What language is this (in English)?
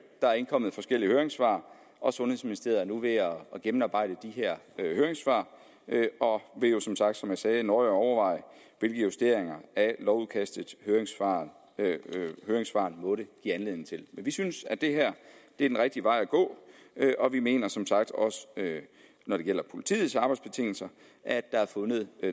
Danish